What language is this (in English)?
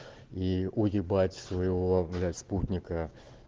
Russian